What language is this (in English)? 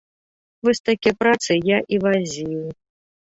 Belarusian